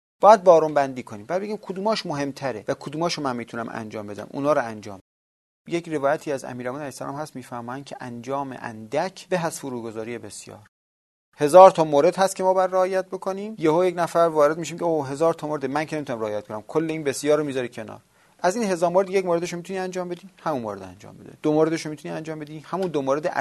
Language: Persian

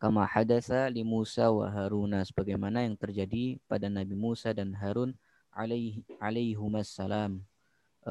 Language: Indonesian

